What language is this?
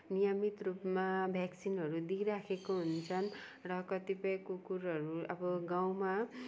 Nepali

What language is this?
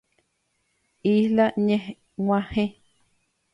Guarani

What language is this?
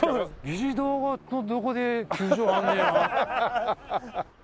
Japanese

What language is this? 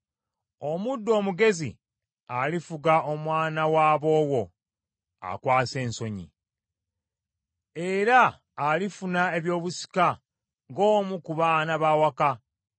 Ganda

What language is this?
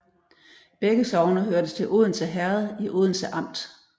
Danish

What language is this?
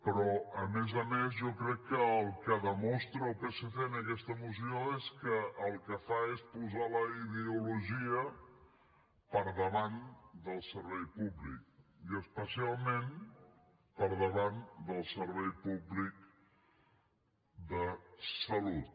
Catalan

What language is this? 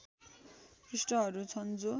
Nepali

